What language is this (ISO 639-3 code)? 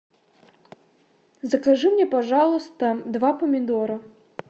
rus